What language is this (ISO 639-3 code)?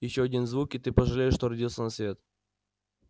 rus